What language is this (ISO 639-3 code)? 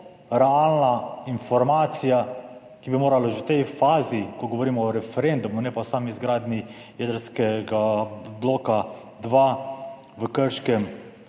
slv